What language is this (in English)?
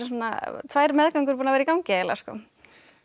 Icelandic